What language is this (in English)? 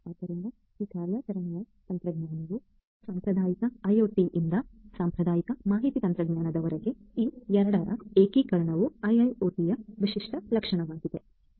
Kannada